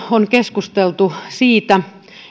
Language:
Finnish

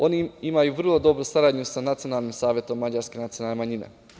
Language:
Serbian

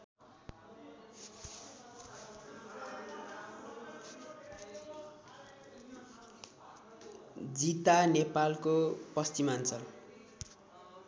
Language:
Nepali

